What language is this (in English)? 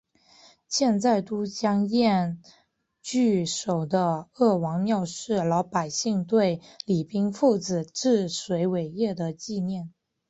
Chinese